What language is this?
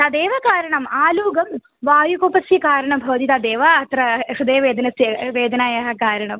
Sanskrit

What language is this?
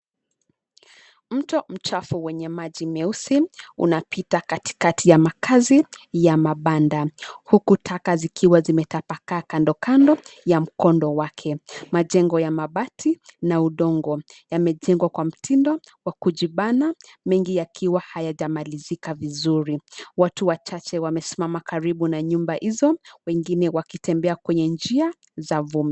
Swahili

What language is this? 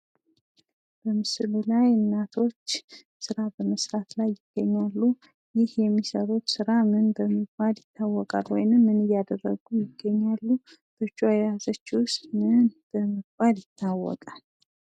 Amharic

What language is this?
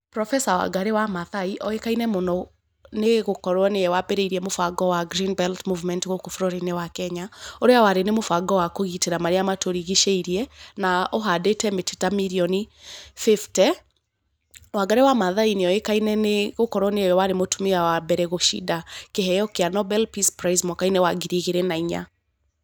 Kikuyu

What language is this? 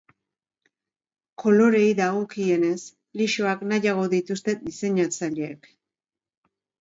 Basque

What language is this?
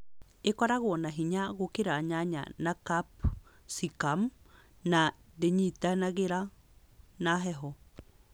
Kikuyu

